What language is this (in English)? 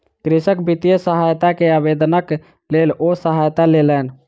Maithili